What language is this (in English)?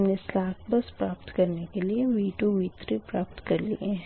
Hindi